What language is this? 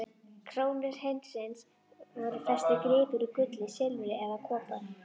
Icelandic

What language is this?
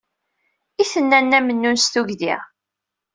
Kabyle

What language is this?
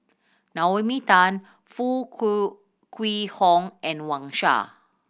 English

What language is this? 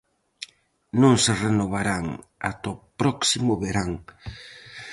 Galician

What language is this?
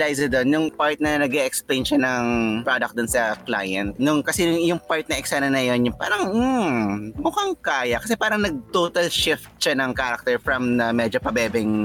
Filipino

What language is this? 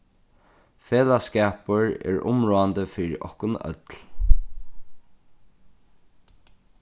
Faroese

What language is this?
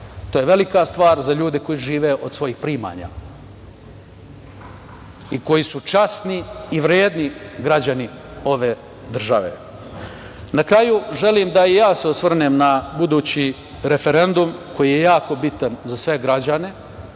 Serbian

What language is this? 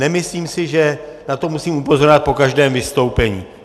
Czech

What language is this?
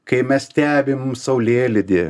Lithuanian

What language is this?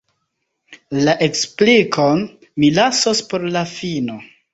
Esperanto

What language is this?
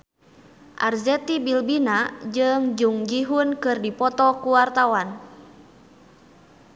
Sundanese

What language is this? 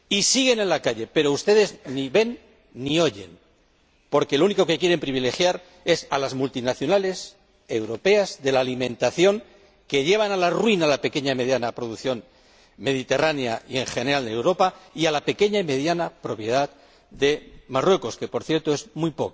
Spanish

